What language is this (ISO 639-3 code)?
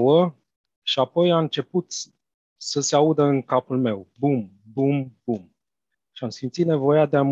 ron